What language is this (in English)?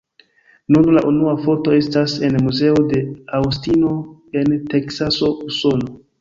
Esperanto